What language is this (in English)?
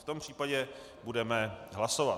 Czech